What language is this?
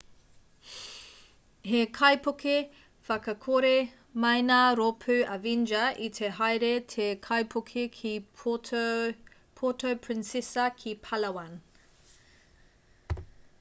Māori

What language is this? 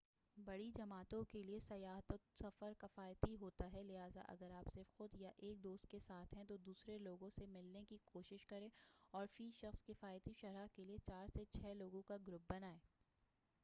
Urdu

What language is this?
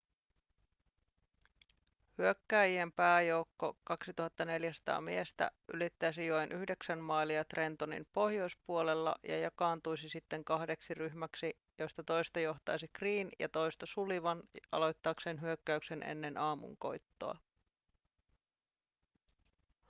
Finnish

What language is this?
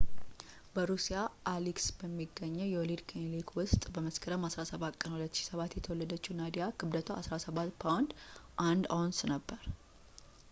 Amharic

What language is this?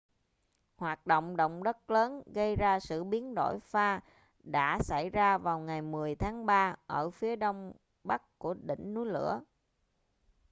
Vietnamese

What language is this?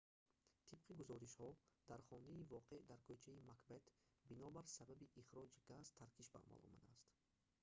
Tajik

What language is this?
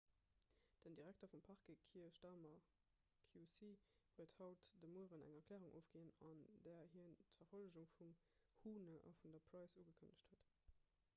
Luxembourgish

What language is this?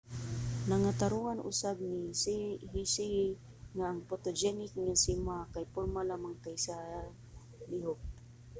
Cebuano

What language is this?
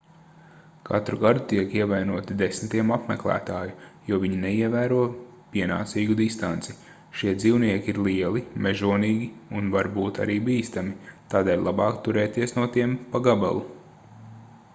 Latvian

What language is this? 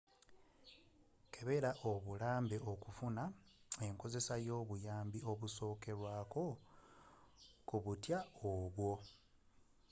Ganda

